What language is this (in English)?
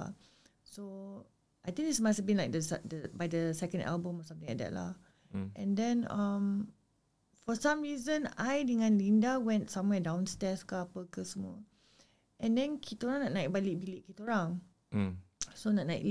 Malay